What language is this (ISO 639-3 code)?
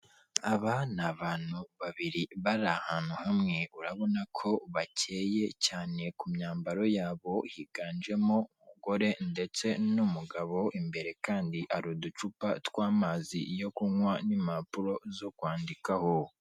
kin